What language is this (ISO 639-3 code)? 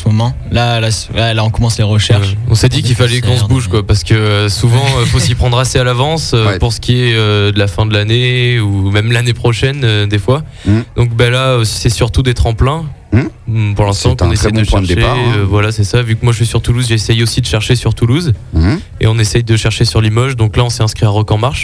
fra